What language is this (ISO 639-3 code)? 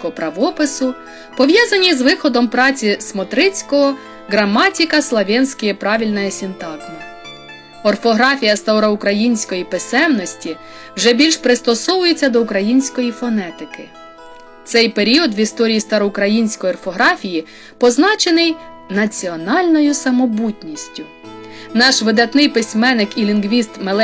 ukr